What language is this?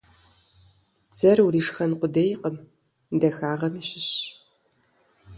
Kabardian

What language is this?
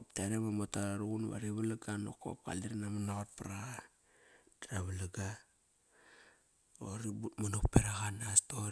Kairak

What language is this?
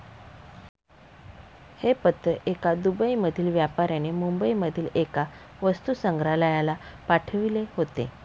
Marathi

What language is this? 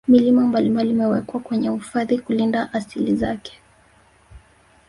Swahili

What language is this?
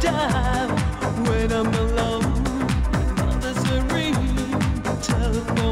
English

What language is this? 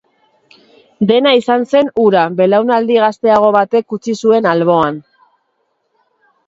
Basque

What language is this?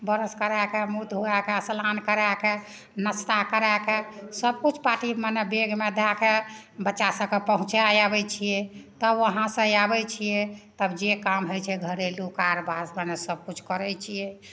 Maithili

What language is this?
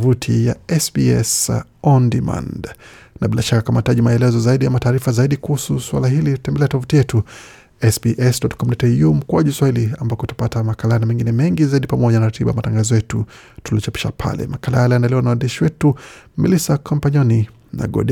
Swahili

